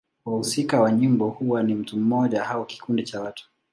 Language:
Swahili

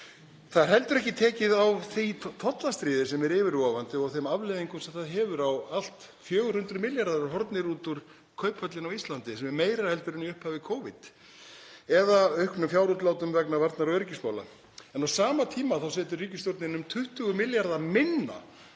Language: Icelandic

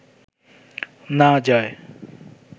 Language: Bangla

